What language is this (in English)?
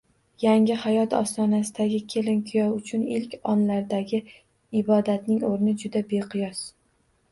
Uzbek